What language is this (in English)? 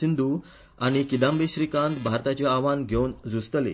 Konkani